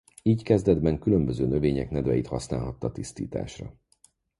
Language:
Hungarian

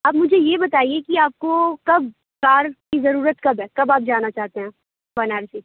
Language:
Urdu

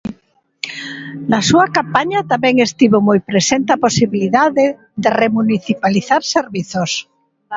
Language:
Galician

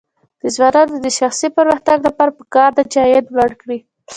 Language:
Pashto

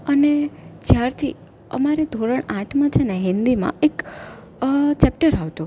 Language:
Gujarati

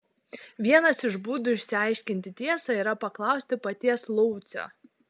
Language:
Lithuanian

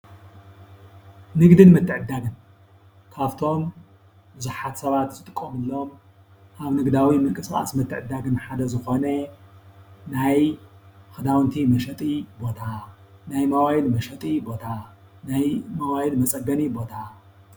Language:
Tigrinya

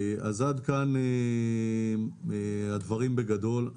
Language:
Hebrew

